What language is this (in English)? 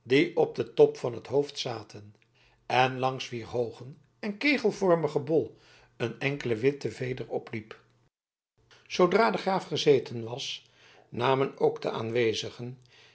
Dutch